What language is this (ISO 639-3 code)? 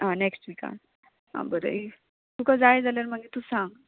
kok